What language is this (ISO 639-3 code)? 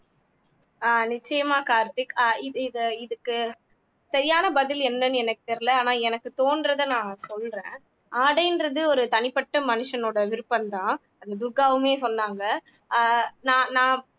tam